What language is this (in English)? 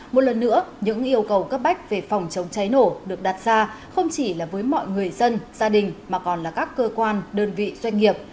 Vietnamese